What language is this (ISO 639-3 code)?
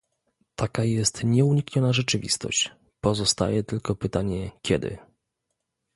pol